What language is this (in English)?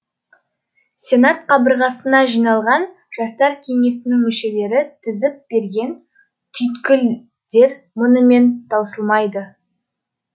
Kazakh